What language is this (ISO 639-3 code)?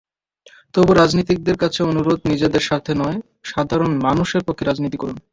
ben